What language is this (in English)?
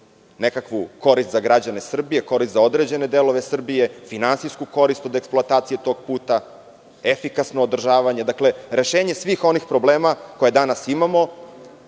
Serbian